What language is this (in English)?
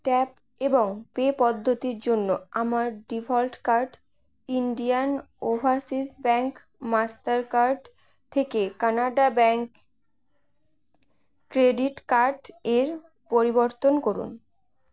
Bangla